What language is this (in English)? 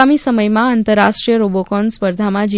Gujarati